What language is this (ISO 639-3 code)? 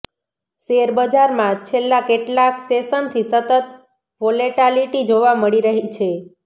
guj